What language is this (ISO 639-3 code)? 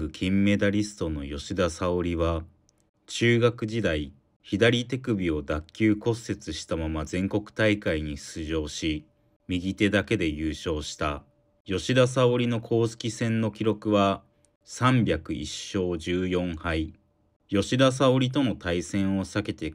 jpn